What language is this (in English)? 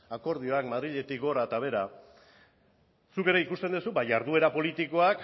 Basque